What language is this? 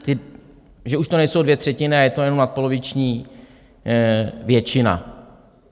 Czech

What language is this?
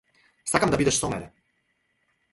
Macedonian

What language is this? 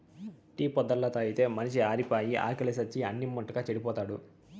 Telugu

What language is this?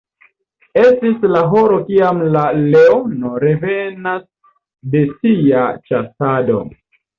Esperanto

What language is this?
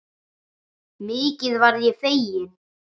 Icelandic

